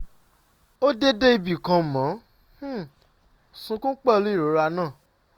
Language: Yoruba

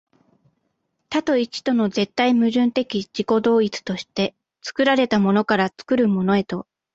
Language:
Japanese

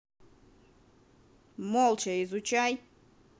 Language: Russian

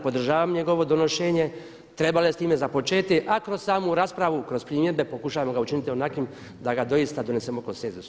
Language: Croatian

